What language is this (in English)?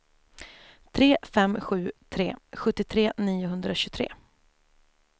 Swedish